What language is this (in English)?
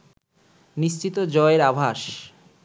Bangla